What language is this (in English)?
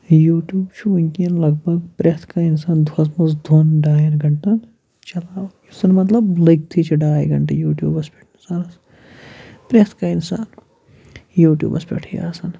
Kashmiri